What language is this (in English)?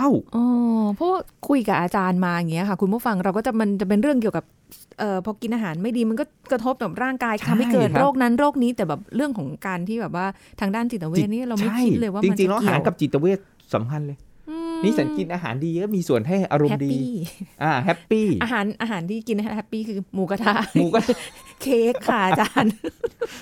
Thai